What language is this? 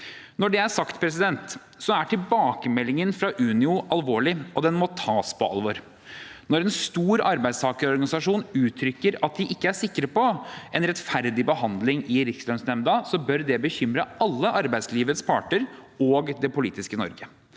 Norwegian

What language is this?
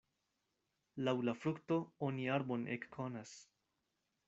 Esperanto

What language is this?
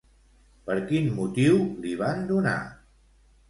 Catalan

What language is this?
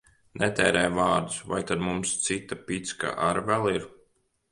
Latvian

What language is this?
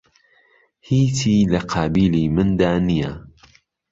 Central Kurdish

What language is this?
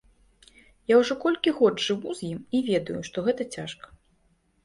Belarusian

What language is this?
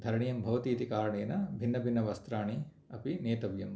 Sanskrit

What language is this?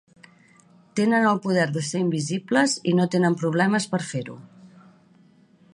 Catalan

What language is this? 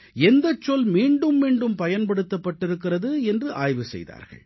Tamil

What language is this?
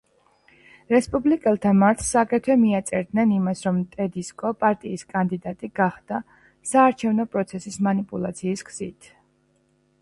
Georgian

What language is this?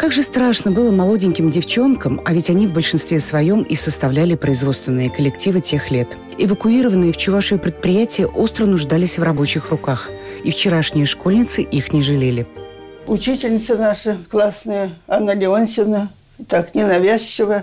Russian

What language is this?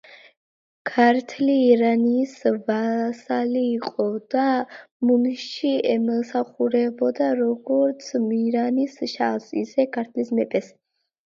Georgian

